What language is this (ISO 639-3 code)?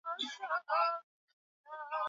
swa